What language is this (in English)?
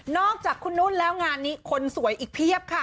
Thai